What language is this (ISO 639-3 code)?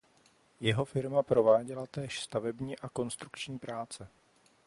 ces